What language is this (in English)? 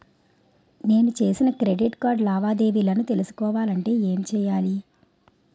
Telugu